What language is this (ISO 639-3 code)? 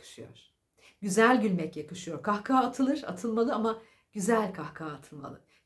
tur